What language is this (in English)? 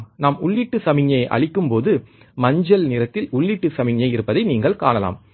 Tamil